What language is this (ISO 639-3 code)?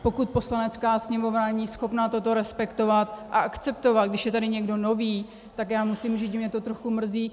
ces